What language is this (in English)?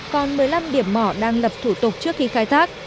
Vietnamese